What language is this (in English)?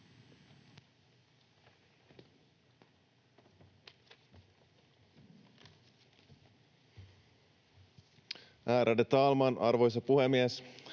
Finnish